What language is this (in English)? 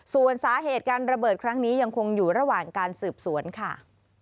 Thai